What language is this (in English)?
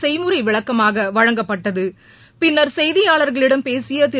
Tamil